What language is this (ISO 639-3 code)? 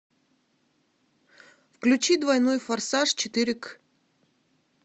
rus